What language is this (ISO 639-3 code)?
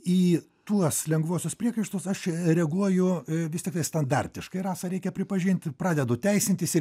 lit